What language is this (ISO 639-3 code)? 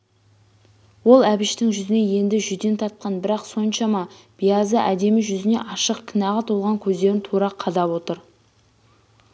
kaz